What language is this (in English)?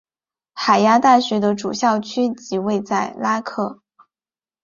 Chinese